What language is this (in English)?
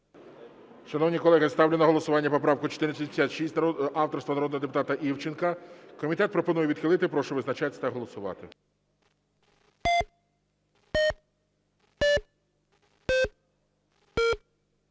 Ukrainian